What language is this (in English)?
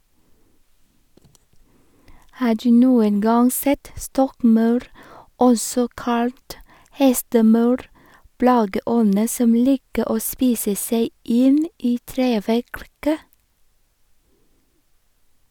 Norwegian